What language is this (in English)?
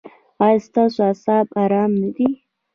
Pashto